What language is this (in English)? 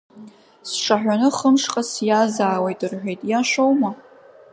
Abkhazian